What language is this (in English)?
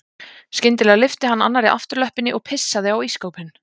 Icelandic